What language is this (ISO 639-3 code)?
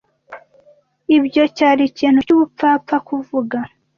kin